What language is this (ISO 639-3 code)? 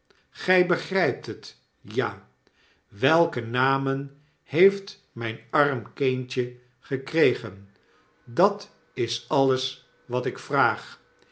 nld